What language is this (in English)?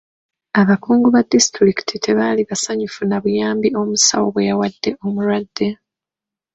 Ganda